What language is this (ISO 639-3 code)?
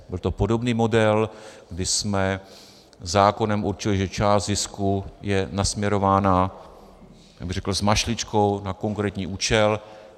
ces